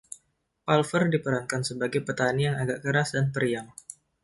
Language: Indonesian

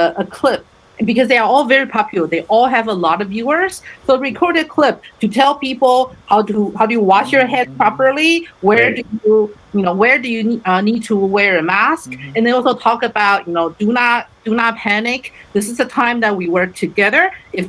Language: English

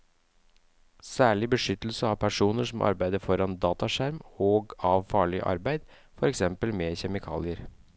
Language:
Norwegian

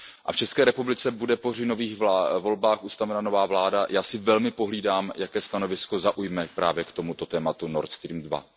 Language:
Czech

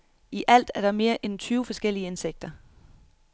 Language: Danish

